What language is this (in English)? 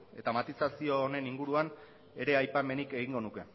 Basque